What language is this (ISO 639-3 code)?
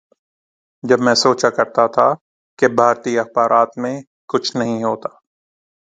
urd